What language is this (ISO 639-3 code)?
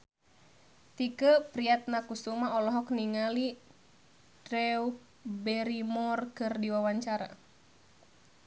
sun